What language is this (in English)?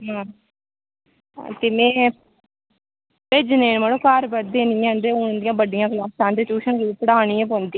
Dogri